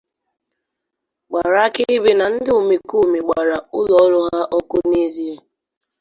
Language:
Igbo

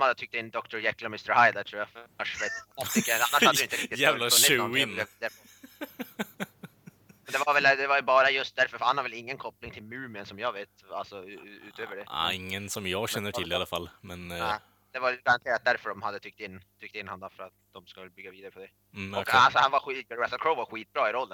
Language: Swedish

